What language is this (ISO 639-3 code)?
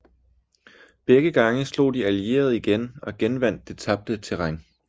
dan